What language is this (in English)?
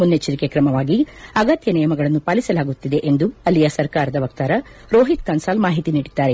Kannada